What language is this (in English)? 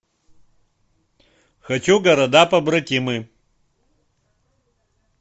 Russian